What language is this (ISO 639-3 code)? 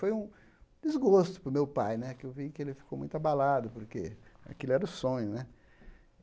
por